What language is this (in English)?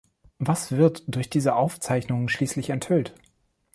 German